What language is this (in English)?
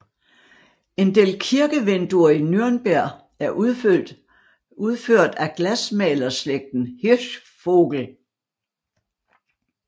Danish